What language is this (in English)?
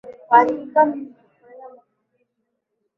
Swahili